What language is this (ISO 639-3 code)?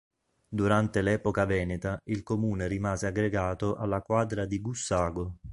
ita